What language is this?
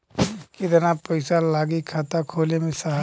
Bhojpuri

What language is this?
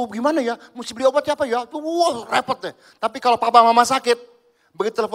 Indonesian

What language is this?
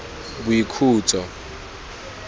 Tswana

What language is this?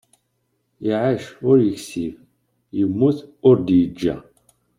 Kabyle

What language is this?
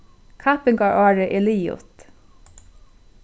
Faroese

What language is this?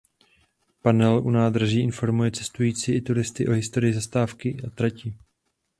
Czech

